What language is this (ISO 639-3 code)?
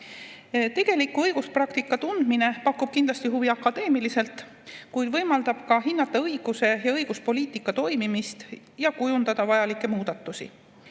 est